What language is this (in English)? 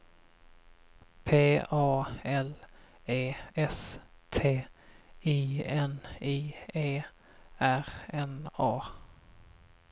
Swedish